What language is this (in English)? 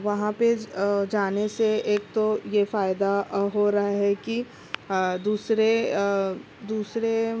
Urdu